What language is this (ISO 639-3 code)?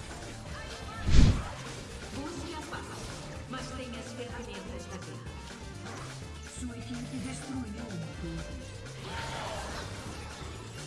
por